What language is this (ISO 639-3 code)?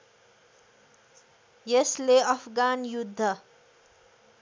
nep